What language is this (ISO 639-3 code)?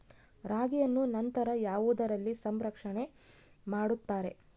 kan